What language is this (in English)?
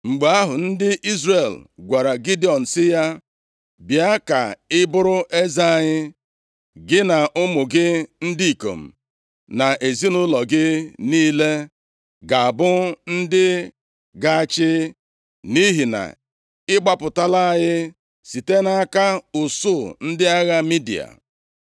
Igbo